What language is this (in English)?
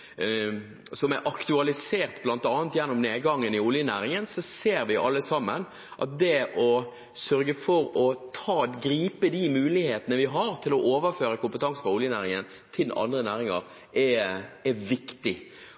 Norwegian Bokmål